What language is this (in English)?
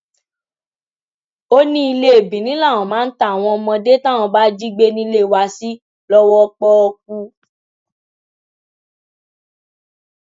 Yoruba